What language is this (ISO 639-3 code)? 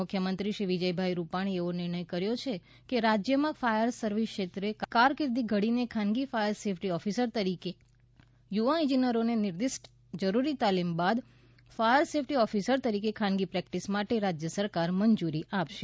guj